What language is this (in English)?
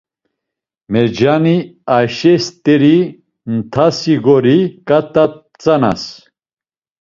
Laz